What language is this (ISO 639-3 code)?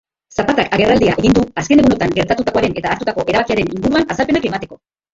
eus